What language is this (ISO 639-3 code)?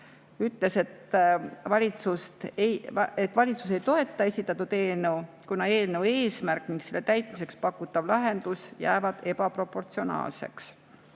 est